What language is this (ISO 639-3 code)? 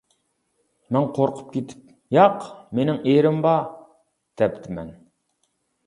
uig